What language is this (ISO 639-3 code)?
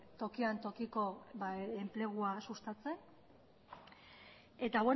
eus